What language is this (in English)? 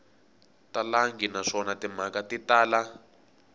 Tsonga